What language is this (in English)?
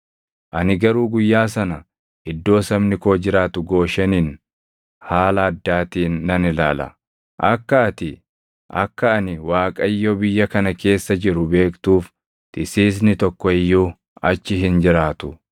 Oromo